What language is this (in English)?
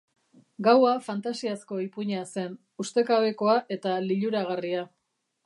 Basque